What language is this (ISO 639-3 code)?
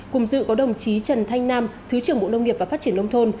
vie